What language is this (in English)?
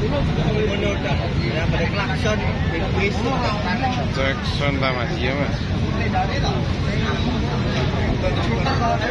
Thai